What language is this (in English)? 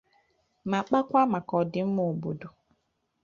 Igbo